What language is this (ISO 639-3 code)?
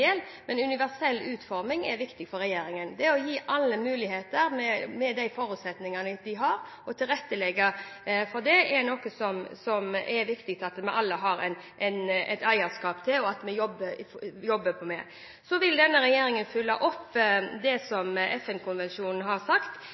nob